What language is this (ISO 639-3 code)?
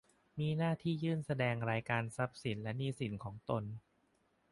tha